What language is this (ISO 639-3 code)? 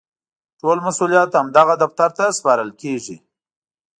pus